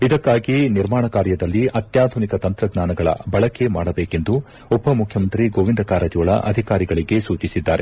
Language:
Kannada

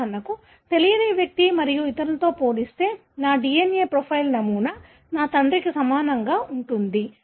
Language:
Telugu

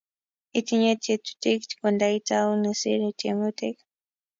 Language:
Kalenjin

